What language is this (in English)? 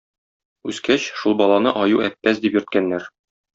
Tatar